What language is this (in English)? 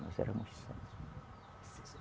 Portuguese